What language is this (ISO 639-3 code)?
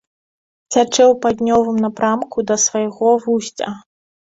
bel